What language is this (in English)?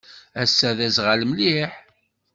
Kabyle